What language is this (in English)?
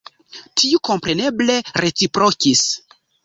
Esperanto